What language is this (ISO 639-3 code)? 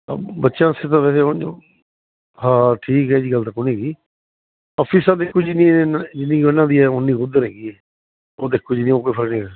pan